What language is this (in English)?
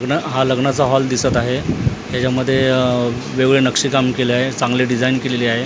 Marathi